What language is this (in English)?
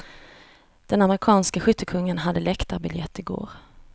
Swedish